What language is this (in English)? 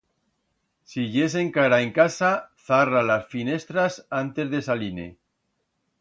Aragonese